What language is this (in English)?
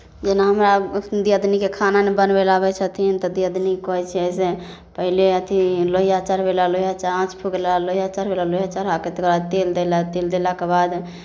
Maithili